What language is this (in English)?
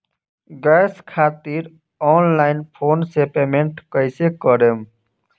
Bhojpuri